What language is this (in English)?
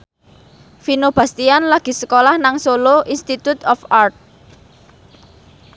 Javanese